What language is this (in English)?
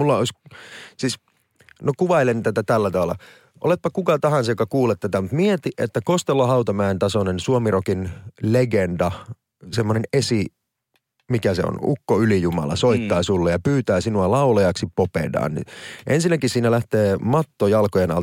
Finnish